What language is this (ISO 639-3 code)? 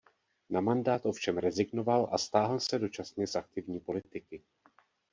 ces